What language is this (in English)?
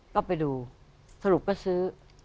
Thai